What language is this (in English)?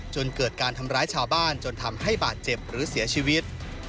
Thai